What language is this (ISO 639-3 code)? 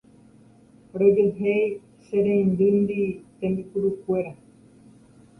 grn